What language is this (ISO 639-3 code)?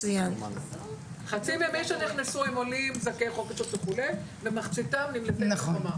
heb